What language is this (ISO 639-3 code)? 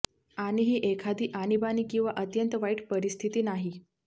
mar